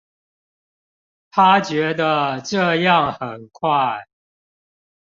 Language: Chinese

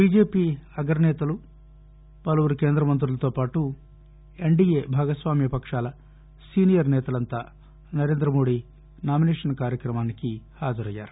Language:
Telugu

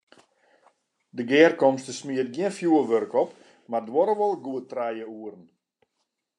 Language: Western Frisian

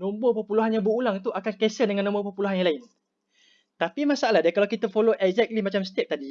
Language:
Malay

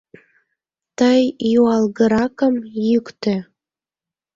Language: Mari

